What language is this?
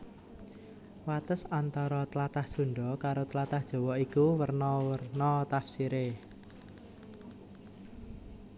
Javanese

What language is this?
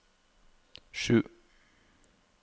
Norwegian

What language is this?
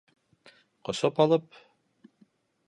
Bashkir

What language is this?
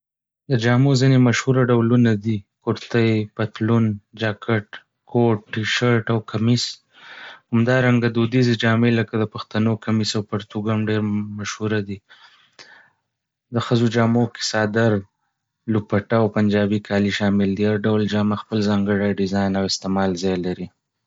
Pashto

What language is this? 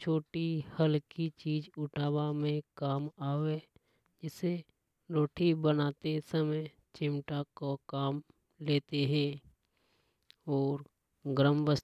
Hadothi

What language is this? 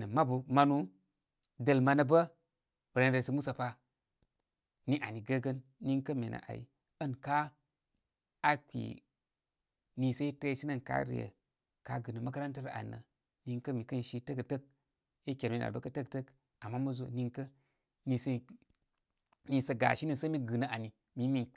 Koma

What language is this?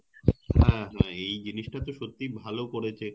Bangla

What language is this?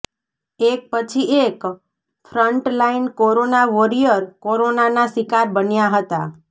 Gujarati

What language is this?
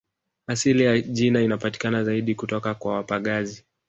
Swahili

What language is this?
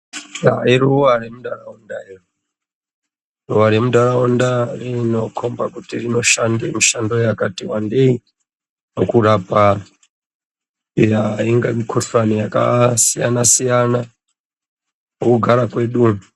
Ndau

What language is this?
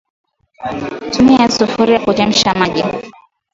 Swahili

